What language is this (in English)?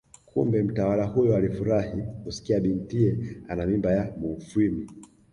Swahili